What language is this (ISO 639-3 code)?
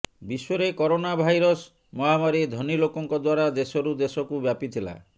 ori